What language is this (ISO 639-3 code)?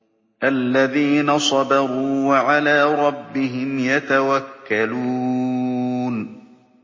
ara